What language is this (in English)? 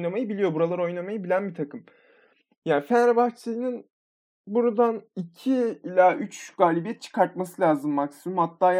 Turkish